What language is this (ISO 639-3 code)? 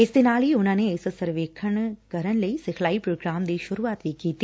pan